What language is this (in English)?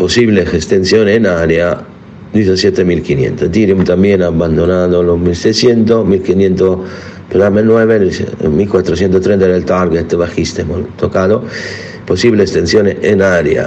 Spanish